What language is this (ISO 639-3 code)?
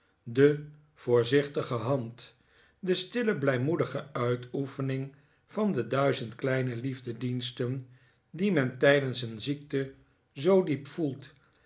nld